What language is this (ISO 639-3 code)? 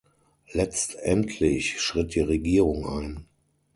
deu